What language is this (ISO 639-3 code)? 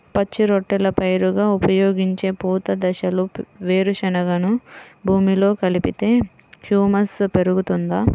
tel